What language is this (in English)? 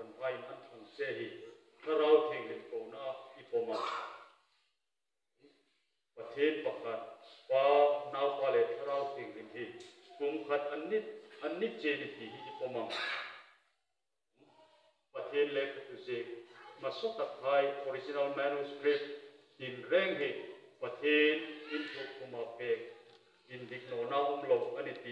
Romanian